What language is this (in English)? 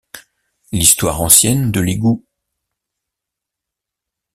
French